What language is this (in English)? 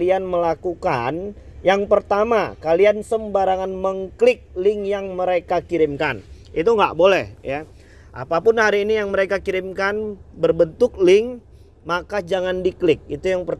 Indonesian